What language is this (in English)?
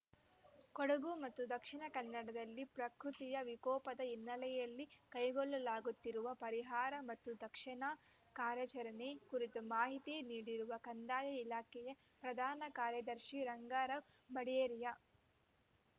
Kannada